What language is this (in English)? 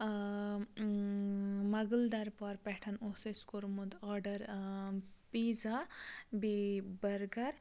Kashmiri